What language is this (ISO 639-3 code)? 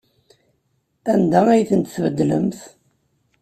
kab